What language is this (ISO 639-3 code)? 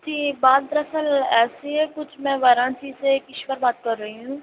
urd